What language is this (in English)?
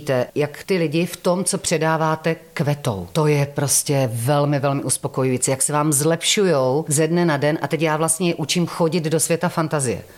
Czech